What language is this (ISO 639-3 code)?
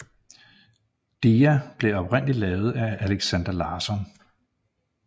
dan